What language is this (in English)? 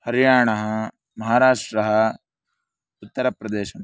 Sanskrit